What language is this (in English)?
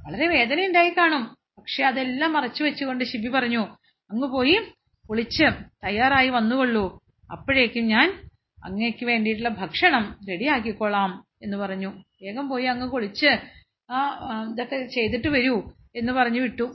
Malayalam